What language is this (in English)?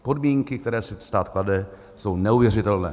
Czech